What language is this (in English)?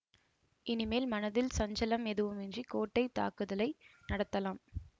Tamil